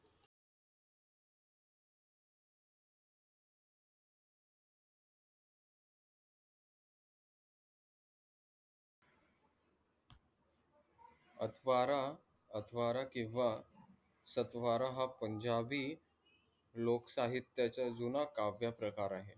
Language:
Marathi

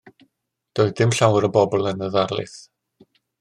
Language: Welsh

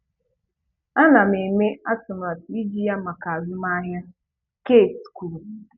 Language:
Igbo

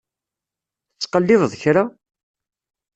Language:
Kabyle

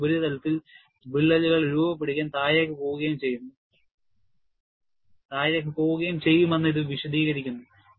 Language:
Malayalam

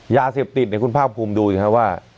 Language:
Thai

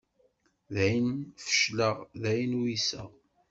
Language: Kabyle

